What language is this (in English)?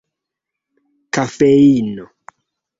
Esperanto